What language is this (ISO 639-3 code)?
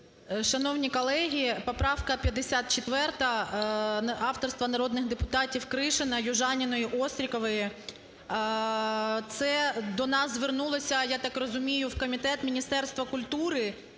ukr